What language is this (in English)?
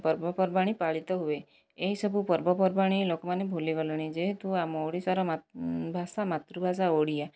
Odia